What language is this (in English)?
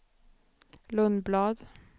Swedish